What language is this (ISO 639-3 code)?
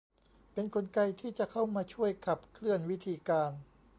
tha